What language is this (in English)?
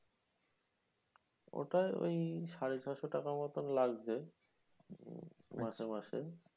Bangla